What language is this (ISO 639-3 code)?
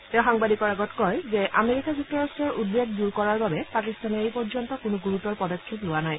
asm